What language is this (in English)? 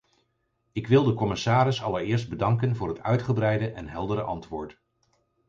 Dutch